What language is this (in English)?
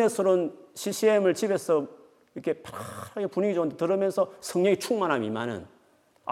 Korean